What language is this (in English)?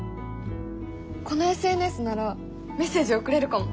Japanese